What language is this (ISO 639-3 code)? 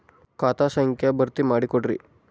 kan